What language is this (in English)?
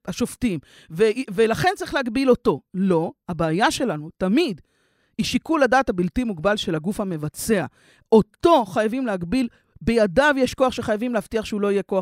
Hebrew